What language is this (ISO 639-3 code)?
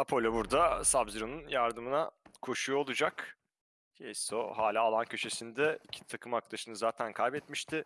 tur